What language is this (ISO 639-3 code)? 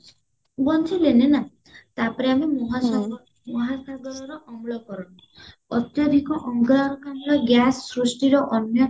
ori